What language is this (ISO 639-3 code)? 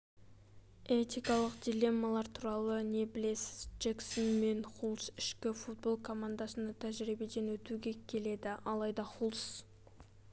kaz